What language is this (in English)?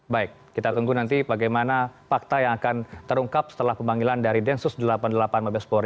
Indonesian